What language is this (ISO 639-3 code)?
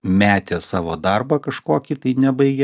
lit